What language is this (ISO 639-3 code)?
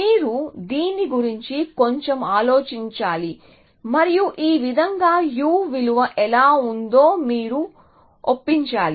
tel